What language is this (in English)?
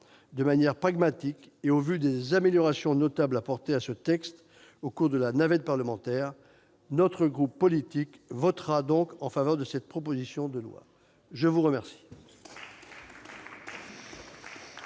French